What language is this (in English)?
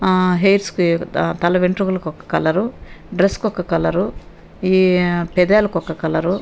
Telugu